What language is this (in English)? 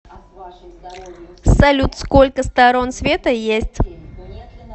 Russian